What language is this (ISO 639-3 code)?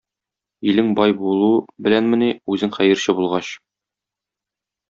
tat